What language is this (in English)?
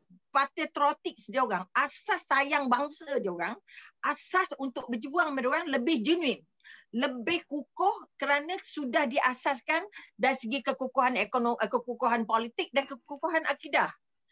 Malay